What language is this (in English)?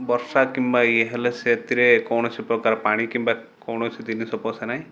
Odia